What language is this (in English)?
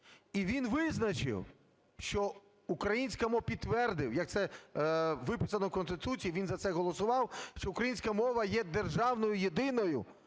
Ukrainian